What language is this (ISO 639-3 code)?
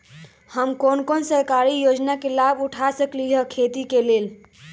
mag